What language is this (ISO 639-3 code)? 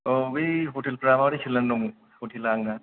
brx